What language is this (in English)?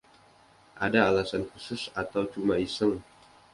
Indonesian